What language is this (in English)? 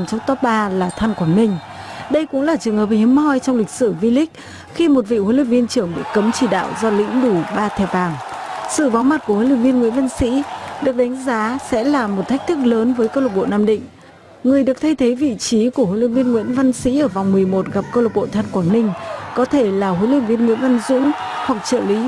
Vietnamese